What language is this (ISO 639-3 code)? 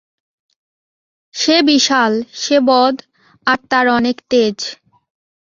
ben